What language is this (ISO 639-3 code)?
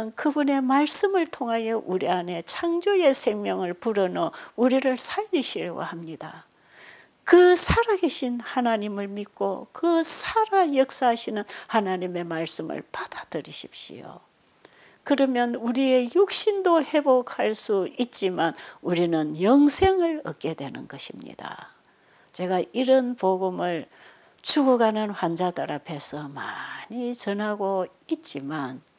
kor